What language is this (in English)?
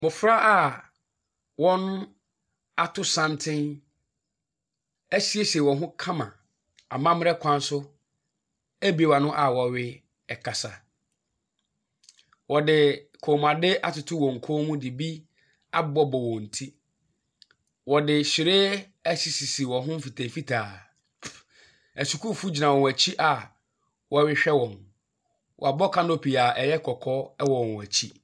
Akan